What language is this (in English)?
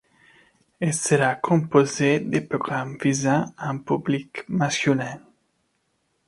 French